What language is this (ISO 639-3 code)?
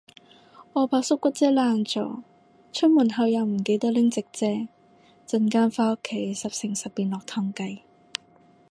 yue